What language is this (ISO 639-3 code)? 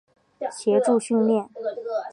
zho